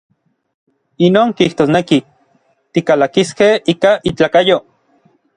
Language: Orizaba Nahuatl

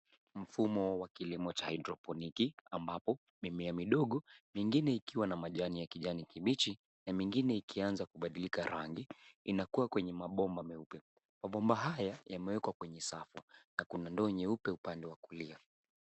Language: Swahili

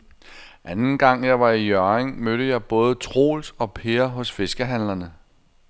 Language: Danish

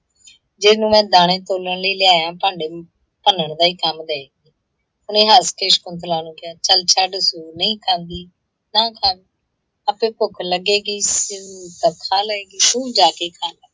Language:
Punjabi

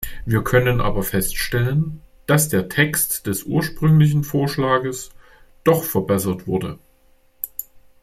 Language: German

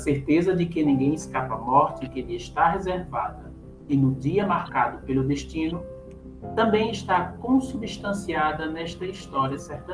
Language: Portuguese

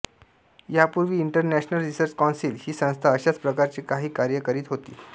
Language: Marathi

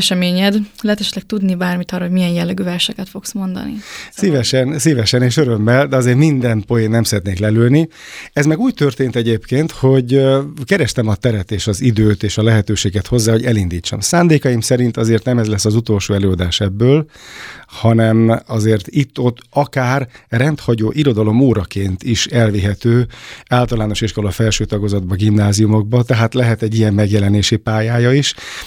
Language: Hungarian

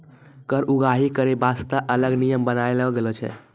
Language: Maithili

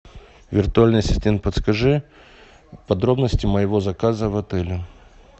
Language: Russian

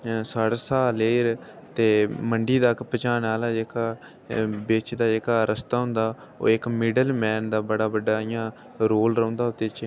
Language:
Dogri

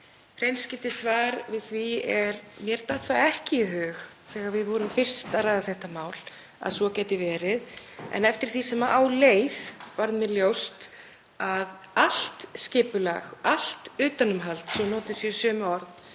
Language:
Icelandic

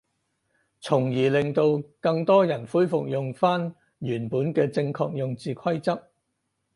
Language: Cantonese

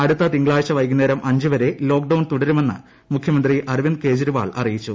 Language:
Malayalam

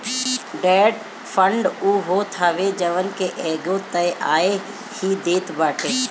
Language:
Bhojpuri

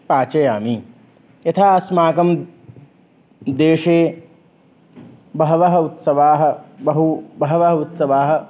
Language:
Sanskrit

